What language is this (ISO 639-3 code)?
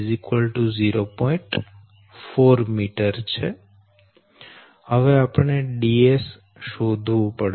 guj